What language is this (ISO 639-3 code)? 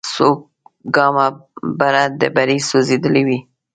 pus